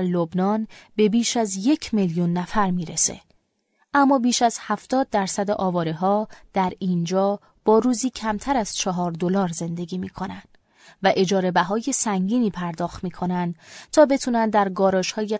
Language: Persian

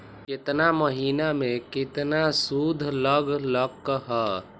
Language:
Magahi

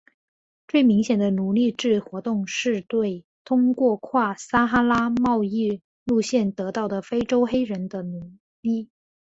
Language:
Chinese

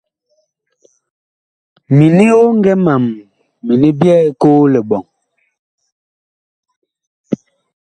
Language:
Bakoko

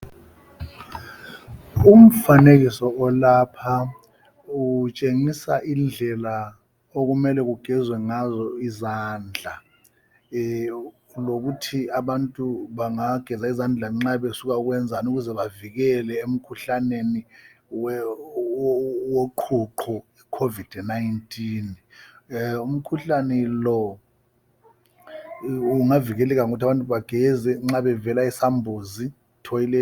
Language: North Ndebele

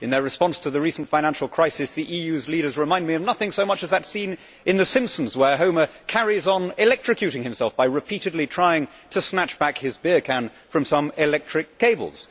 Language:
English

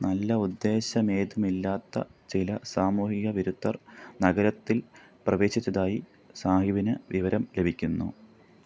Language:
Malayalam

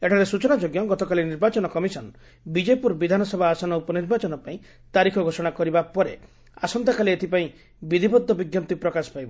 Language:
Odia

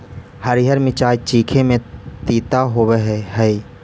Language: Magahi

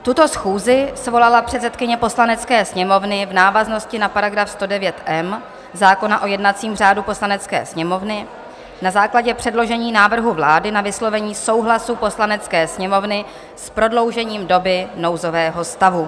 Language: Czech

